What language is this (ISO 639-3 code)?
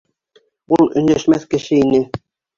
bak